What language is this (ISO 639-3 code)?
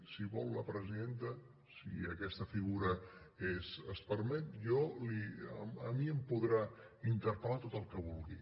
cat